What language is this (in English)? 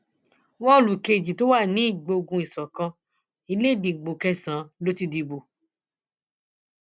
Yoruba